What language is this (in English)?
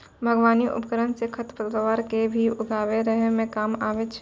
Maithili